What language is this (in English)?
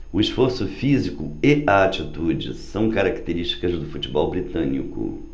Portuguese